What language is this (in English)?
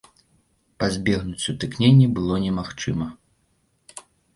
Belarusian